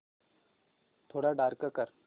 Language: Marathi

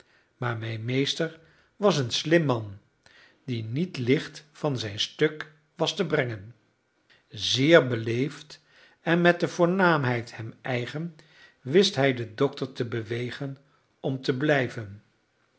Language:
Dutch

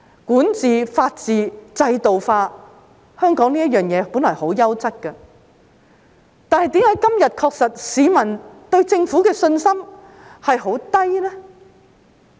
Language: Cantonese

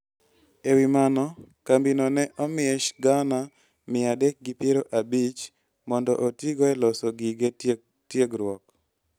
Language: Luo (Kenya and Tanzania)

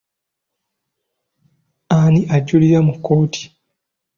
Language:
Ganda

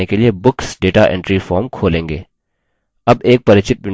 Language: Hindi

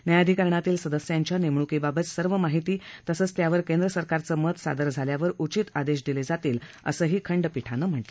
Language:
Marathi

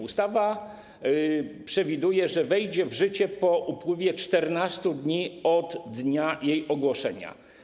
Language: Polish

